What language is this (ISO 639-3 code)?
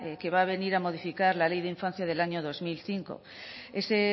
spa